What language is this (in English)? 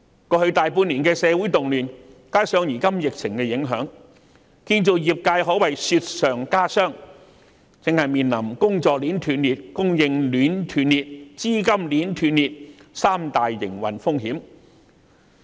Cantonese